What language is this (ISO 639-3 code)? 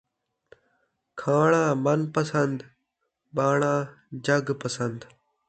skr